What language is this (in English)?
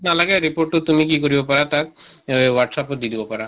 Assamese